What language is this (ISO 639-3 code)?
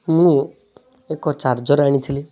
ori